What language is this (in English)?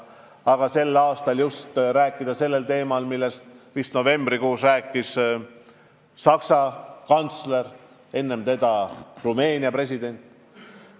Estonian